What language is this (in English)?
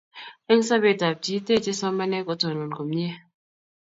Kalenjin